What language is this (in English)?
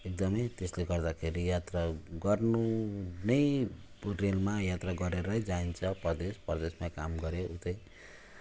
Nepali